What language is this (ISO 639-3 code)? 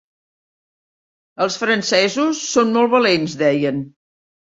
cat